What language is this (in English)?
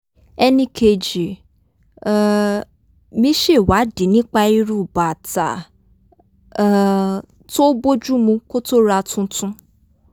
Yoruba